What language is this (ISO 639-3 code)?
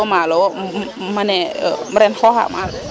srr